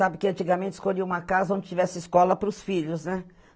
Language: Portuguese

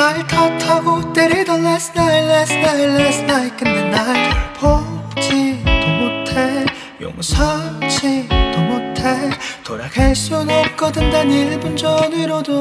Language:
Korean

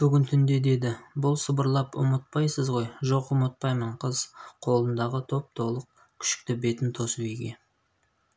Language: Kazakh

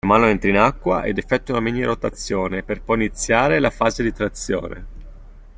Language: Italian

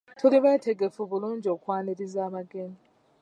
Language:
Ganda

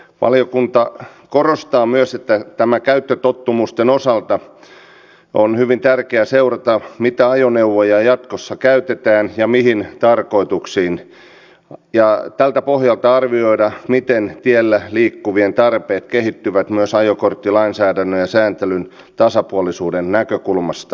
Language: Finnish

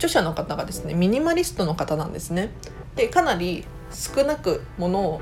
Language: Japanese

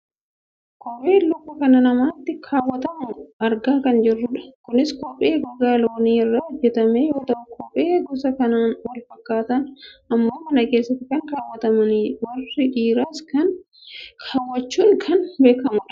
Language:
Oromo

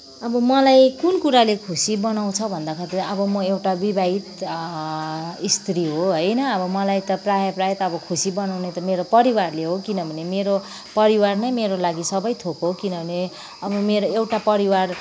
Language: Nepali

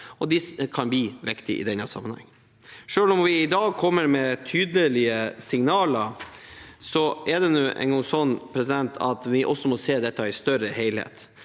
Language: Norwegian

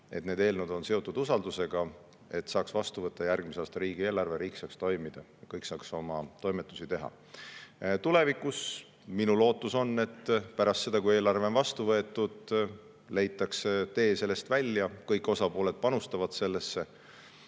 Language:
Estonian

